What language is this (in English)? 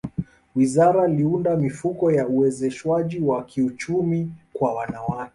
Swahili